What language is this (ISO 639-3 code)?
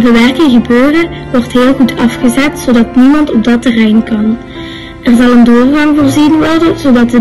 nld